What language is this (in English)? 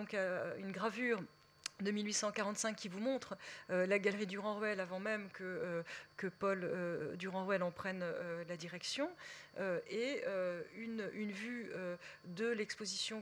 French